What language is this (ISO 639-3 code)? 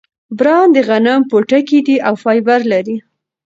pus